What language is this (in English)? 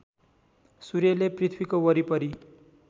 Nepali